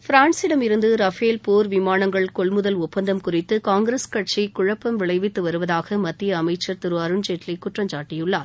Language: Tamil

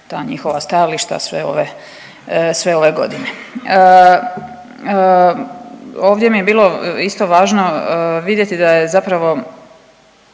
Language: Croatian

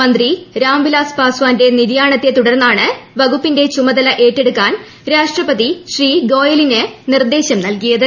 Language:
Malayalam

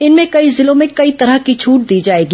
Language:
Hindi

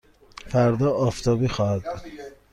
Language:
Persian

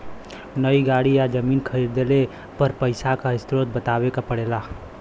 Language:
Bhojpuri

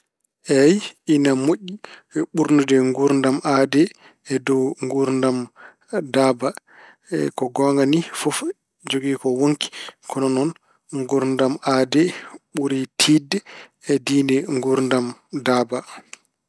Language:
Fula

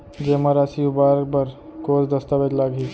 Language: Chhattisgarhi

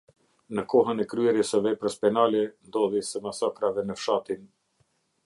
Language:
Albanian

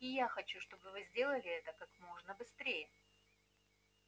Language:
Russian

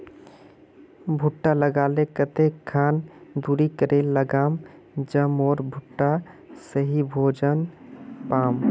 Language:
Magahi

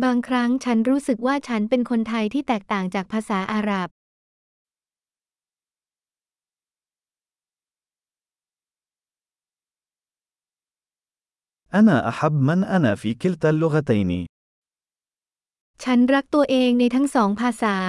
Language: Arabic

